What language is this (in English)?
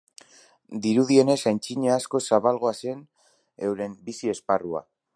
Basque